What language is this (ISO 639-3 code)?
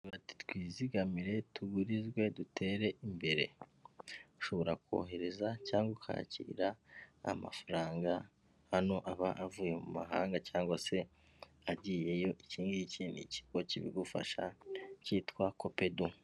kin